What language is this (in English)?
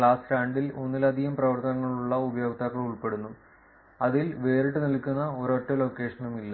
Malayalam